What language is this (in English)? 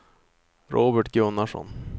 Swedish